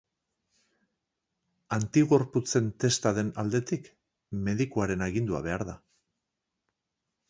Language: Basque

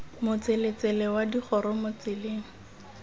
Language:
Tswana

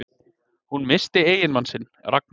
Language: Icelandic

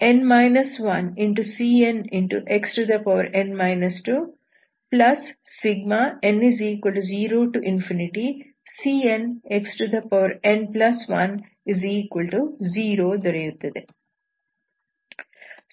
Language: Kannada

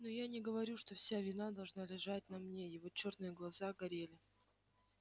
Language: Russian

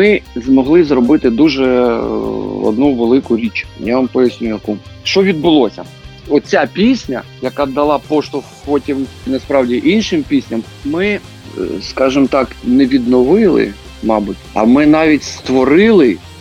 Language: Ukrainian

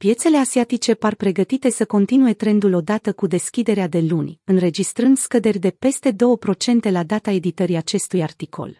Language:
Romanian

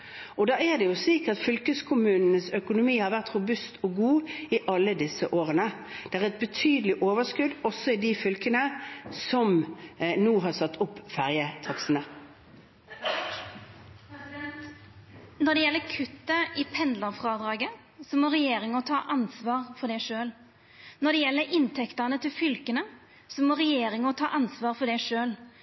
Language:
Norwegian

